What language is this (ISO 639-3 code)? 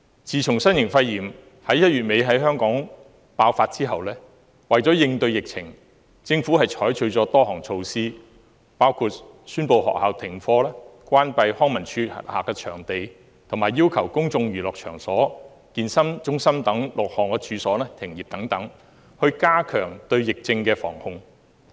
yue